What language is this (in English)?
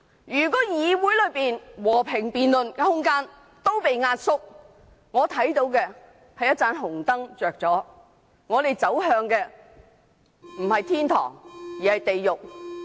Cantonese